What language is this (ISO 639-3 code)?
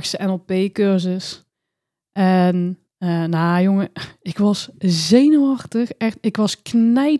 nld